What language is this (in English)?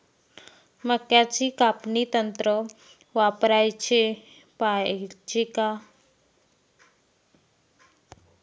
Marathi